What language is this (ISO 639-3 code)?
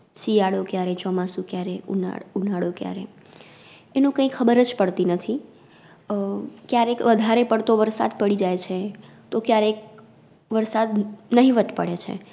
guj